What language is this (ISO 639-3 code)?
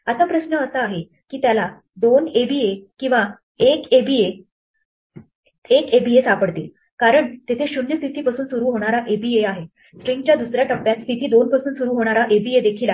mar